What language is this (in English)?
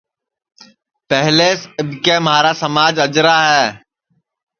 Sansi